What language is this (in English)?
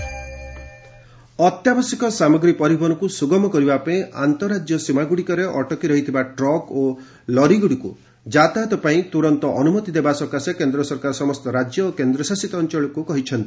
Odia